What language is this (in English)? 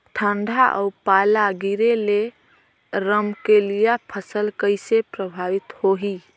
Chhattisgarhi